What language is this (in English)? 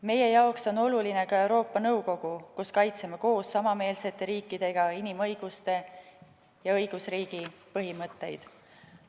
Estonian